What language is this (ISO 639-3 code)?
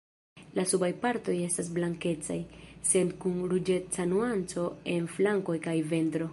epo